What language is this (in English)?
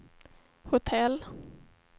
Swedish